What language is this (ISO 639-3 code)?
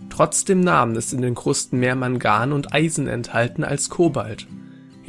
deu